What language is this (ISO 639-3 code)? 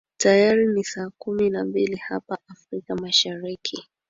swa